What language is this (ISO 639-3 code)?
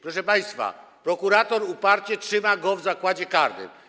pol